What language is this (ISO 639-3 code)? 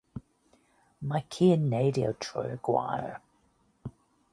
cym